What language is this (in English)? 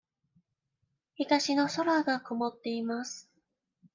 Japanese